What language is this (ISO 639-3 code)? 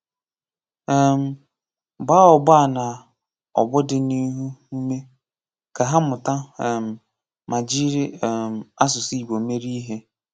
ibo